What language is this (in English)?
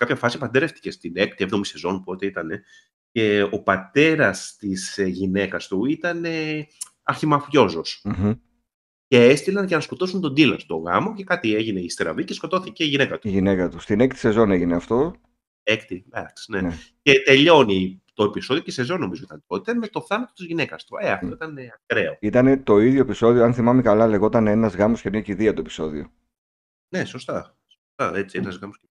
Greek